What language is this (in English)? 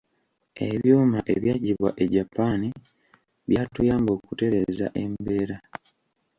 Ganda